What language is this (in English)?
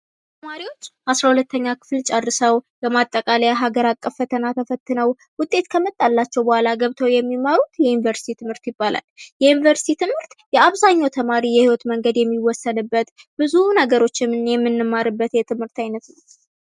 Amharic